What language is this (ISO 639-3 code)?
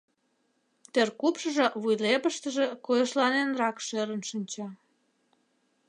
chm